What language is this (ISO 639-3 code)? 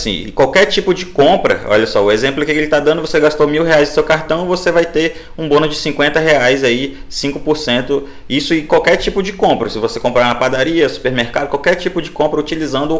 por